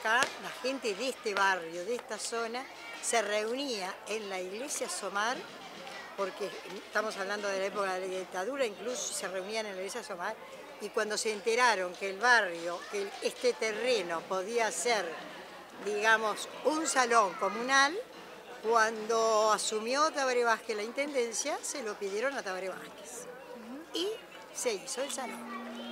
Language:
Spanish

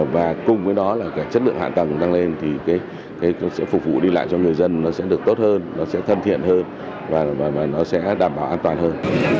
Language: Vietnamese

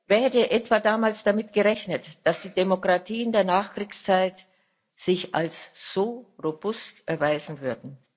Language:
German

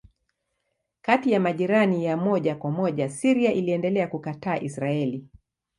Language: Swahili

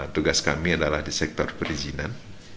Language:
Indonesian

